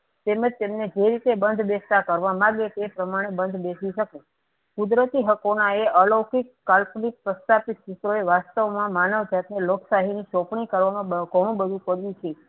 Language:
Gujarati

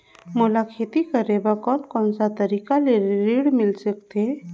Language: Chhattisgarhi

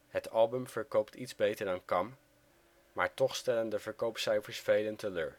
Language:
Dutch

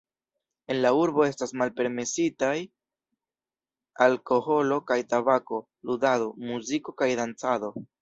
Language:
Esperanto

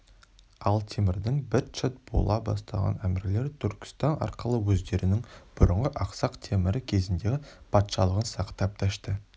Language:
Kazakh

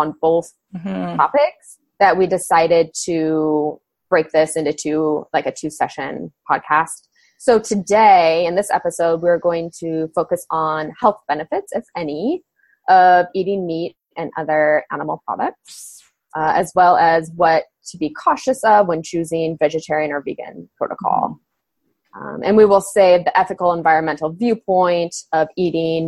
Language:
English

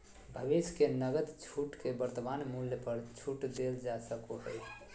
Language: Magahi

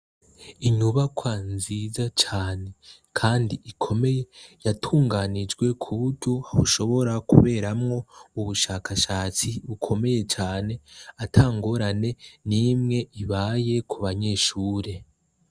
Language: Rundi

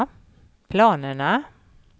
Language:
Swedish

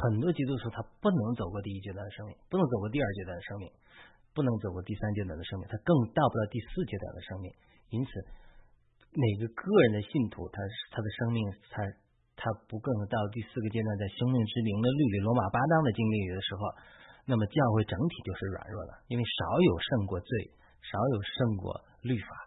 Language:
Chinese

